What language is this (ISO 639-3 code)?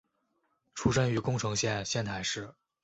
zho